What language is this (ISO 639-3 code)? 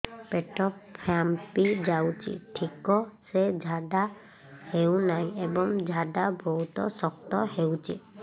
ori